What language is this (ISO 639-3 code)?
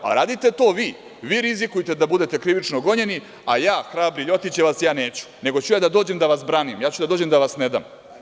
srp